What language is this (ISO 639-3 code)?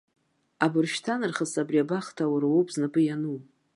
abk